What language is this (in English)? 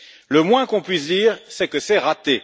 French